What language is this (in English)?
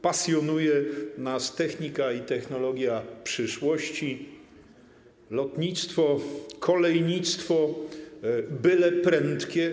Polish